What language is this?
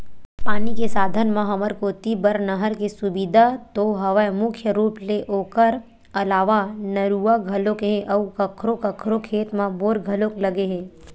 Chhattisgarhi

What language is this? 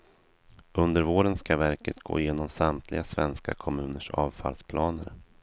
Swedish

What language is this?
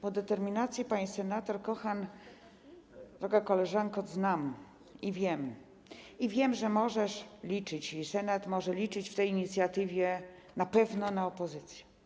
Polish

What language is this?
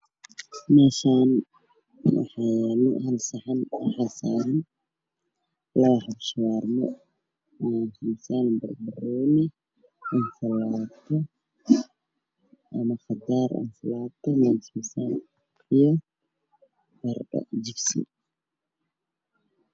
Somali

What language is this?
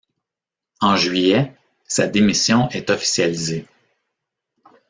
French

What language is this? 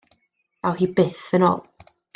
Welsh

